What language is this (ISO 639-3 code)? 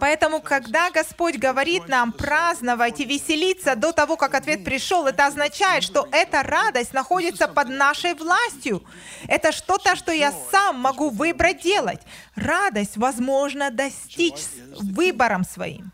rus